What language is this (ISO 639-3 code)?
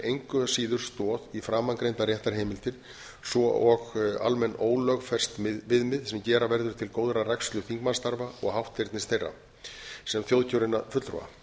isl